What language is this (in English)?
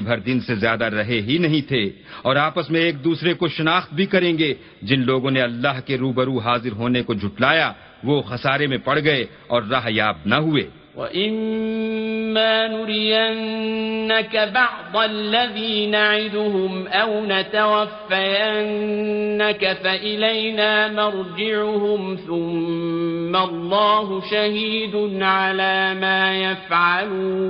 Arabic